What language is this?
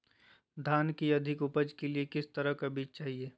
Magahi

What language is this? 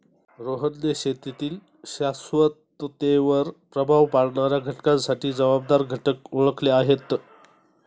Marathi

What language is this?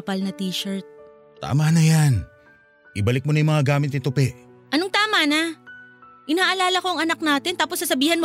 Filipino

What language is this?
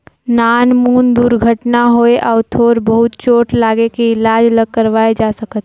Chhattisgarhi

